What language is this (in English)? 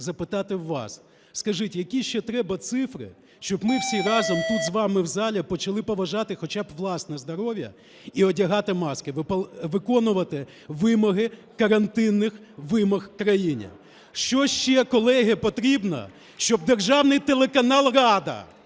Ukrainian